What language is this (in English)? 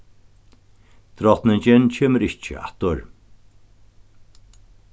Faroese